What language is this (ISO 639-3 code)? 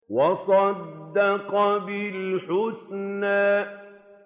ara